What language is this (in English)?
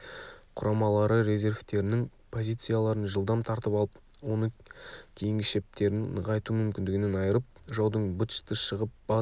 Kazakh